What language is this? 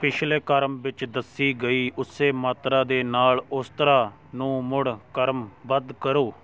Punjabi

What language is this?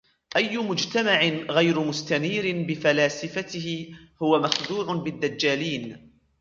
Arabic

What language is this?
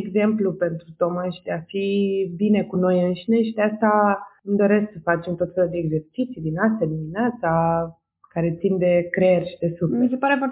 Romanian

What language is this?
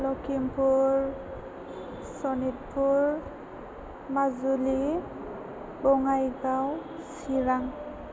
Bodo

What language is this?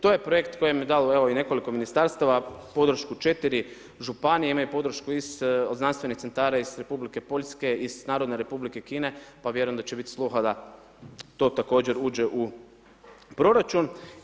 Croatian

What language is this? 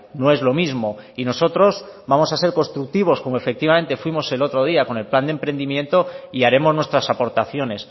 Spanish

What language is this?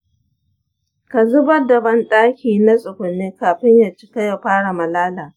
Hausa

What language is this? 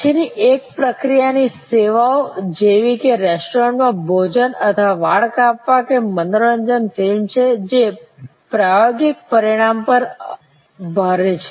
Gujarati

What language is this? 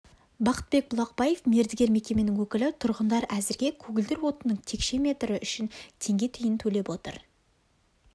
Kazakh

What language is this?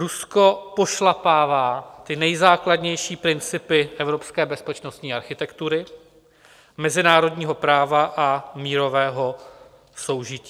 Czech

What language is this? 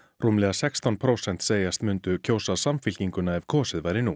Icelandic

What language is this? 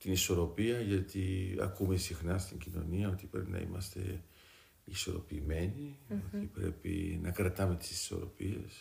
Greek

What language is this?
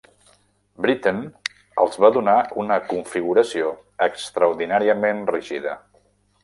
Catalan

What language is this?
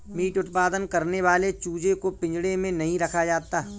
Hindi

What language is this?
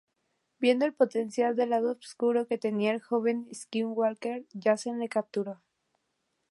Spanish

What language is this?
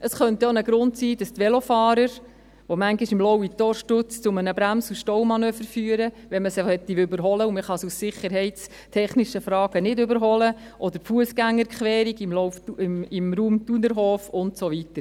Swiss German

